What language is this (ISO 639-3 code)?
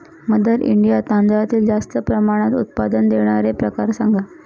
mar